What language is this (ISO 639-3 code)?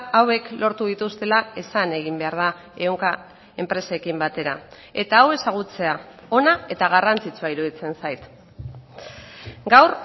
eus